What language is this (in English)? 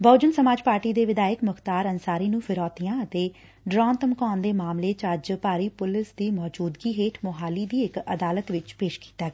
Punjabi